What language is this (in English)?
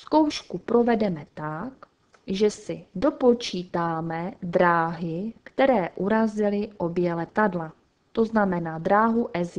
Czech